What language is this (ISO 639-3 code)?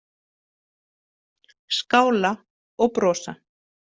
isl